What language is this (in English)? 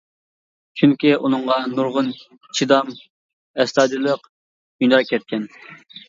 Uyghur